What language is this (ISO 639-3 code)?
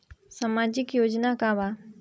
bho